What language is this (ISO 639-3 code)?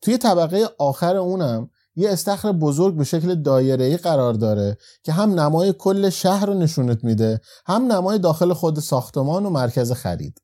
fas